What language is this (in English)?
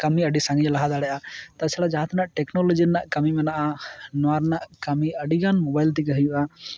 Santali